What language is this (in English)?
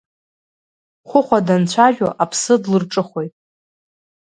Abkhazian